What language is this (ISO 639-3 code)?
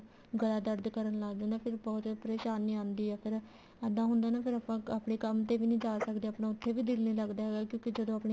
pan